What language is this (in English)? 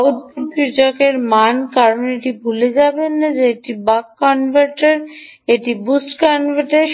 Bangla